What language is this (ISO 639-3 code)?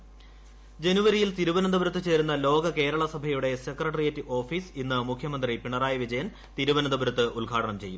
mal